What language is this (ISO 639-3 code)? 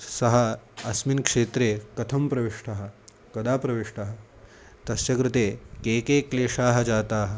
san